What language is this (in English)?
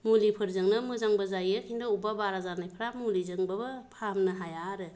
Bodo